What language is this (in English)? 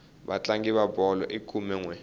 Tsonga